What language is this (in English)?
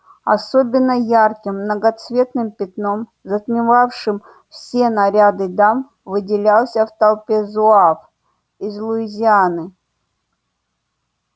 Russian